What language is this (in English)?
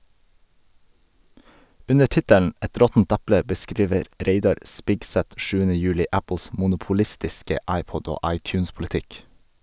Norwegian